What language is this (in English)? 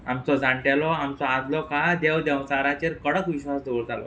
Konkani